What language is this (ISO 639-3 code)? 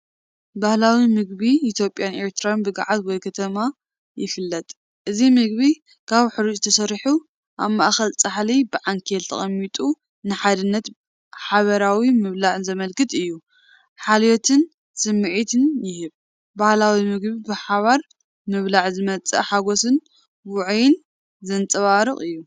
tir